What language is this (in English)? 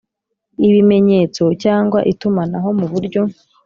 Kinyarwanda